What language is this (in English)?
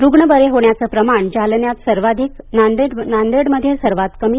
Marathi